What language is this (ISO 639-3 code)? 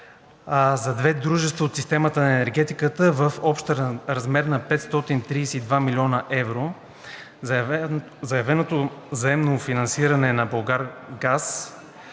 bul